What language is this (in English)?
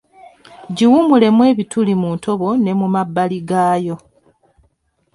Ganda